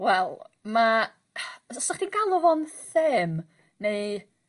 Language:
Welsh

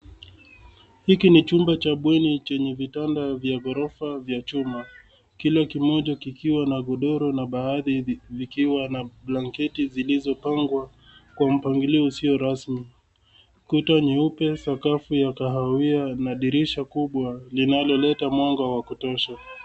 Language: Swahili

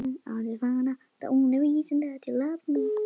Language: Icelandic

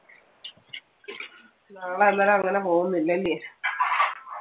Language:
Malayalam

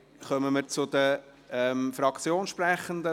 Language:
Swiss German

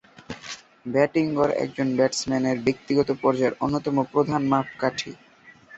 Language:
Bangla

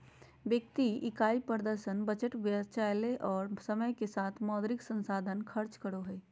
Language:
Magahi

